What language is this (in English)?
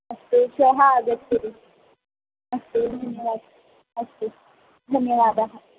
Sanskrit